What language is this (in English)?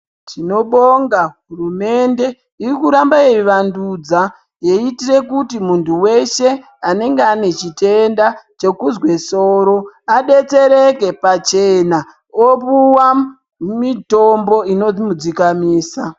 Ndau